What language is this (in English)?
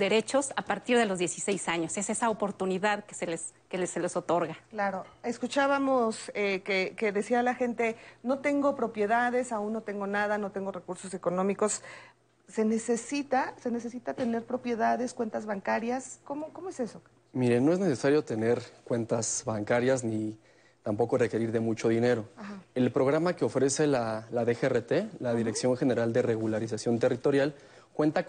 Spanish